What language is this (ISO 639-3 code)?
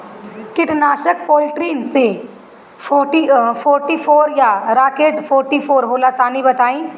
bho